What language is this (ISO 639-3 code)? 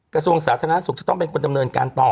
tha